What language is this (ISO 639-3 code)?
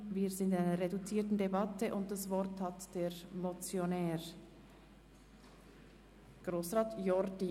gsw